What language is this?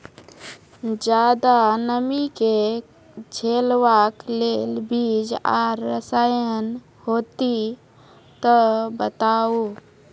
Maithili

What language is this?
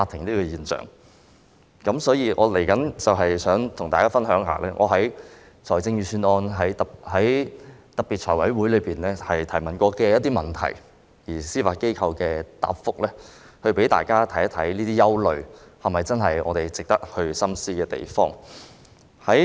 Cantonese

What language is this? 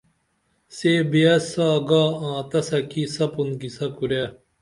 Dameli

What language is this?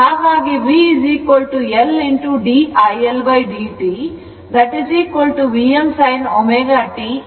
Kannada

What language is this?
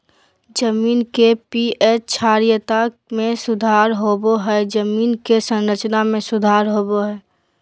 Magahi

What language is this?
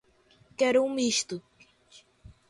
Portuguese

